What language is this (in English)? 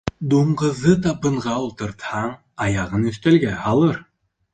Bashkir